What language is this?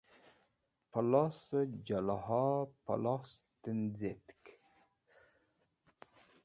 Wakhi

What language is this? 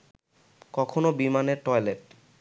Bangla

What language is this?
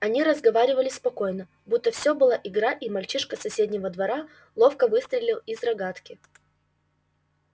Russian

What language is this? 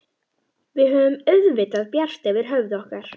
Icelandic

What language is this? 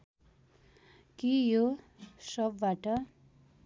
Nepali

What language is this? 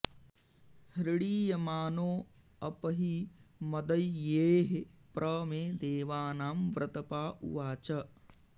Sanskrit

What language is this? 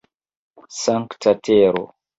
Esperanto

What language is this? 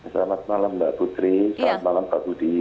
Indonesian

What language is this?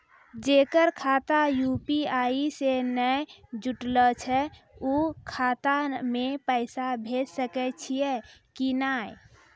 Maithili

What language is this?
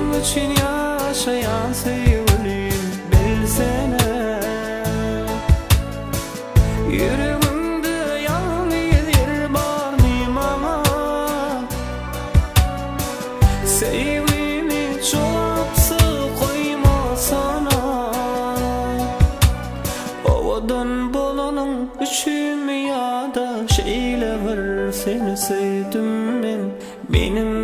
Arabic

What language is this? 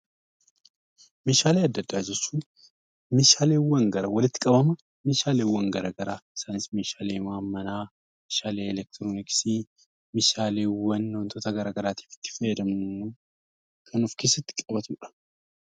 Oromo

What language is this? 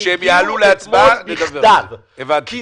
Hebrew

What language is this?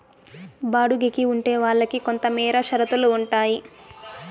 Telugu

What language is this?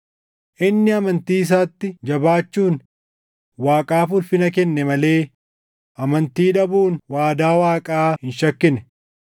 Oromo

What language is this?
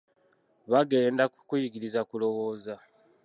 Ganda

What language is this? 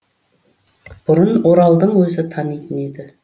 Kazakh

